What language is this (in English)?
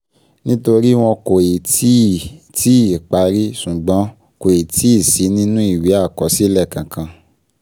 Yoruba